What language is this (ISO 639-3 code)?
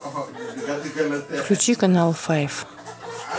rus